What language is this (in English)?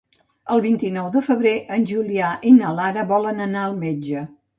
Catalan